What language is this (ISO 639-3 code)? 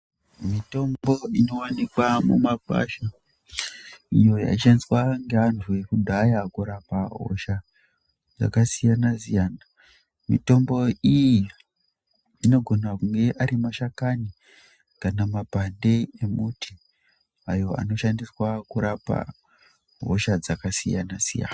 ndc